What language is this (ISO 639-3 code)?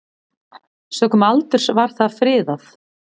isl